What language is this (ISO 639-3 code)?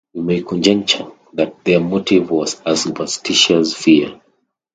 eng